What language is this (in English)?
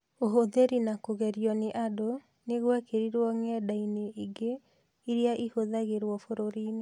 Kikuyu